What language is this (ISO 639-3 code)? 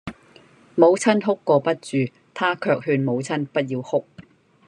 yue